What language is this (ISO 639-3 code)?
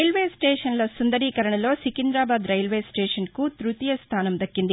tel